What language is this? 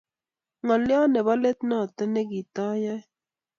Kalenjin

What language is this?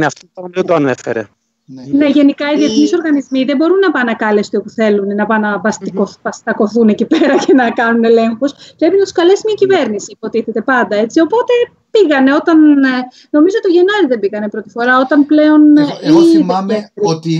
Greek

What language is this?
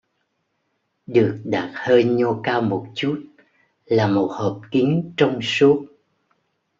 Vietnamese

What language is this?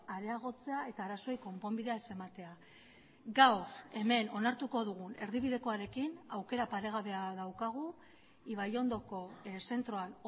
Basque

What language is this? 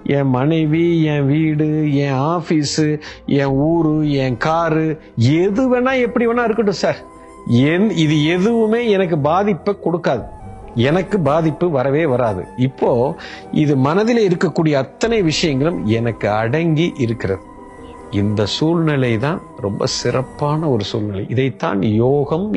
Romanian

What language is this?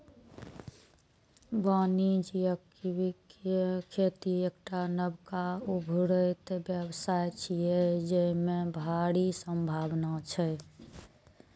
Maithili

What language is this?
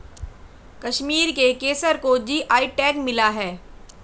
Hindi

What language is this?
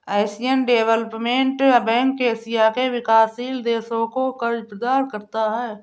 Hindi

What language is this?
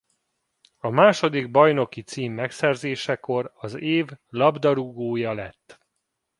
Hungarian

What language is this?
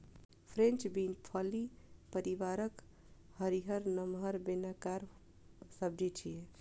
Maithili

